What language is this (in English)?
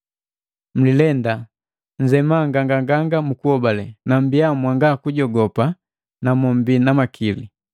Matengo